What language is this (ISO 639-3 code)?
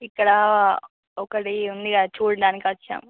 tel